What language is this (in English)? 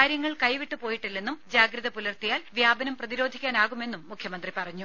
Malayalam